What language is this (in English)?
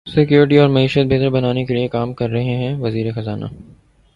Urdu